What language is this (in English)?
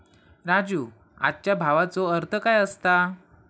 Marathi